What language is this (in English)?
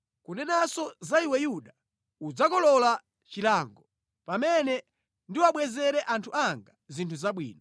Nyanja